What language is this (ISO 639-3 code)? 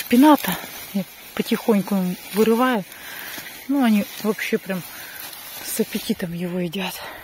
rus